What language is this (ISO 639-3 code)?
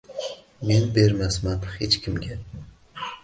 uzb